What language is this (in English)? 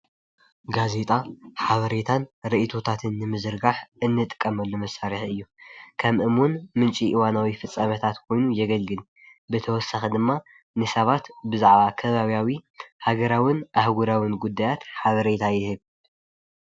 Tigrinya